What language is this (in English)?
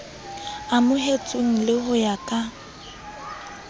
Southern Sotho